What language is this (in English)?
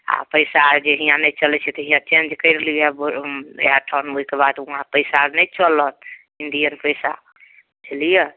Maithili